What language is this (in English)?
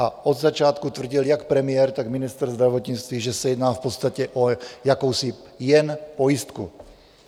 Czech